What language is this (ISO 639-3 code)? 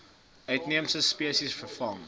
afr